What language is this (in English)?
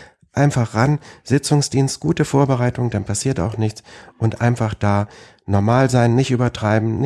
German